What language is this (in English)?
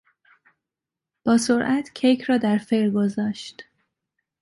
Persian